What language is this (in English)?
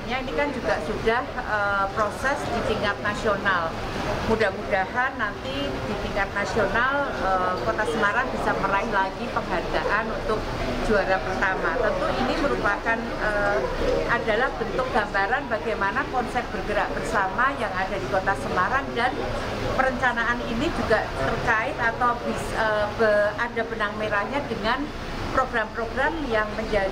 Indonesian